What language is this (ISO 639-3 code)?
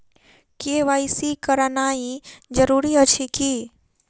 mai